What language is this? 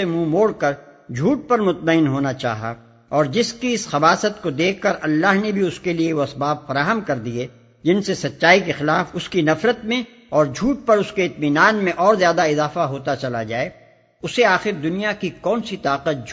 Urdu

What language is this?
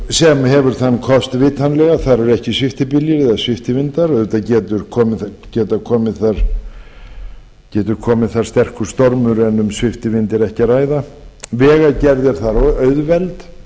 Icelandic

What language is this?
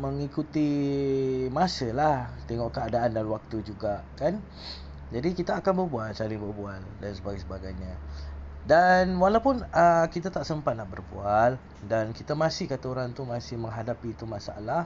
Malay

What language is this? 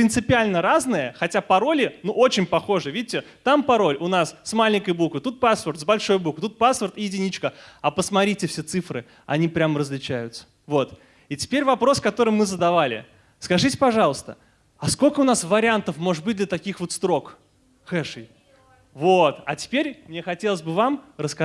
Russian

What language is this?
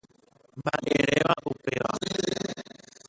Guarani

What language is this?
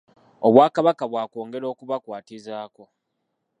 Ganda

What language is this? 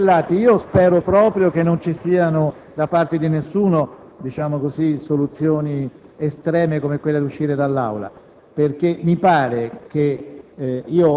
Italian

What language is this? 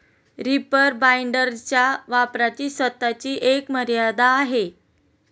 Marathi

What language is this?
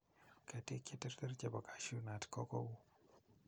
Kalenjin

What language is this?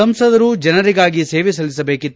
Kannada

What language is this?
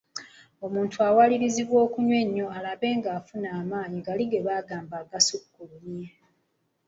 Ganda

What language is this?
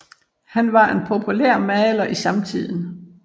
Danish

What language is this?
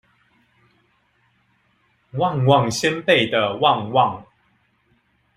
Chinese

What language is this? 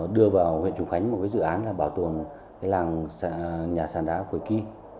Vietnamese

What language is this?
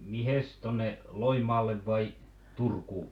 Finnish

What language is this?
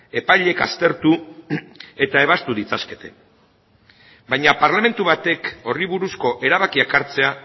Basque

